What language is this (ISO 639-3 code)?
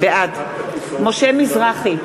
heb